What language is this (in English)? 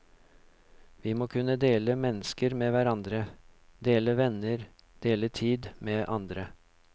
Norwegian